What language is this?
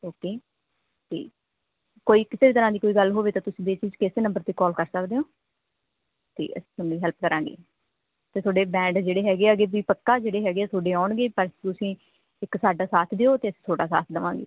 Punjabi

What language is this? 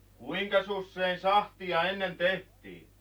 Finnish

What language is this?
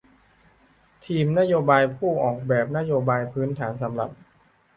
Thai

